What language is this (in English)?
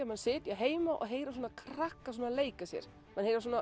Icelandic